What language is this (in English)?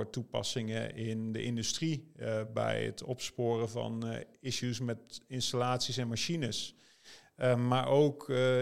Dutch